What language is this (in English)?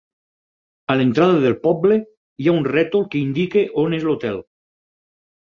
Catalan